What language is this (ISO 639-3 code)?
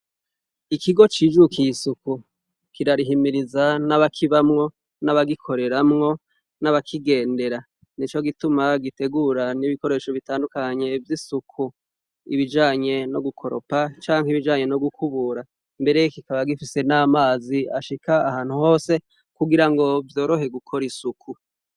run